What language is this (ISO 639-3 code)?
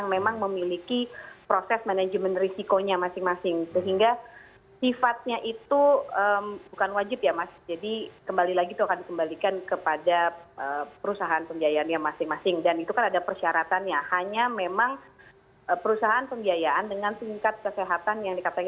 ind